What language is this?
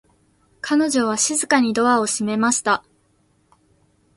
Japanese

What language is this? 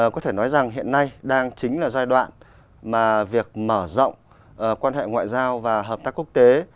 Vietnamese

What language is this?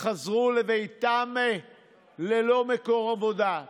Hebrew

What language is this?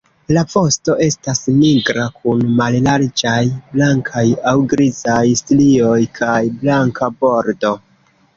Esperanto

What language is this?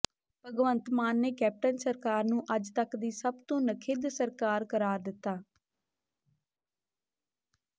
Punjabi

